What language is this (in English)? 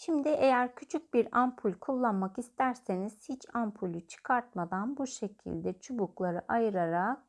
Turkish